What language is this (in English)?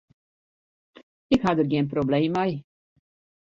Western Frisian